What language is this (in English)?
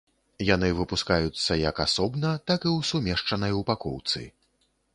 Belarusian